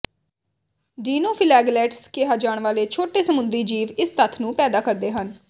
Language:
Punjabi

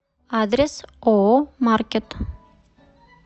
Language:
Russian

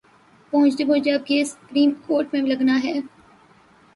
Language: Urdu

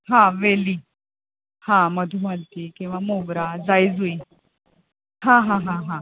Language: Marathi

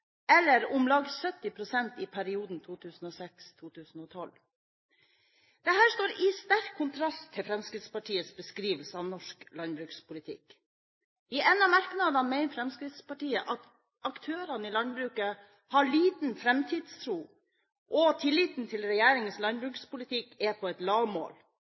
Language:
Norwegian Bokmål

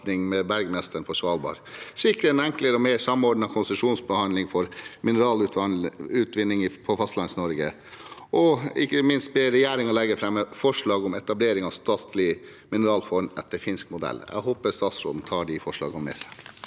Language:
Norwegian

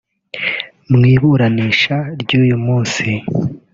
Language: Kinyarwanda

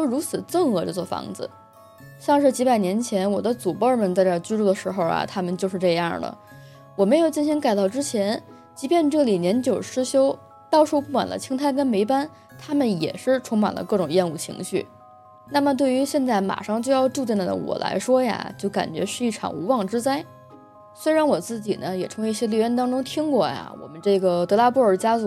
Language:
Chinese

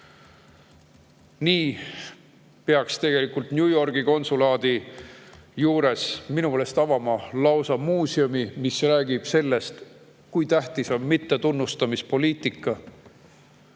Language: Estonian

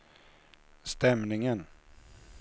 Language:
Swedish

